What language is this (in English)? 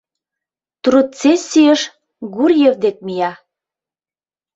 Mari